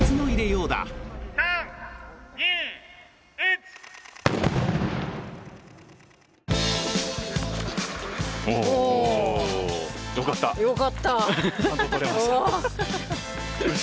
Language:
Japanese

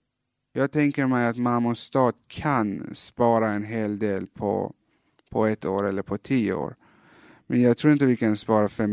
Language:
Swedish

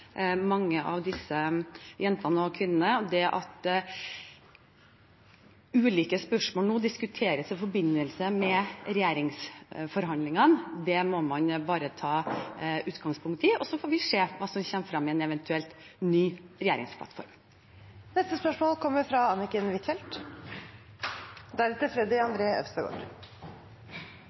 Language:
Norwegian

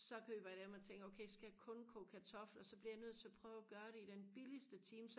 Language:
Danish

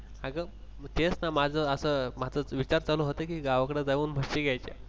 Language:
Marathi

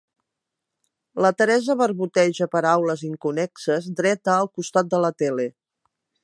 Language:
Catalan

